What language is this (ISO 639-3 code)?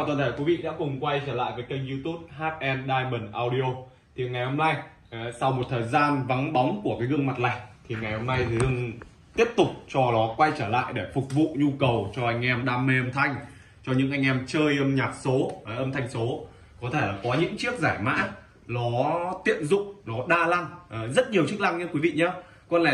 vie